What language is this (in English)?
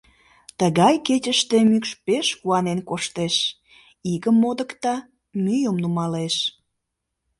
Mari